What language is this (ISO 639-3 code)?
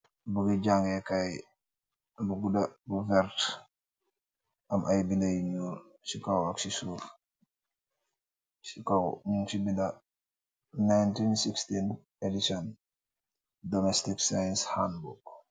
wol